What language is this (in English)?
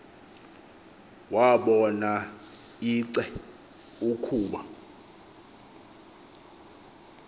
Xhosa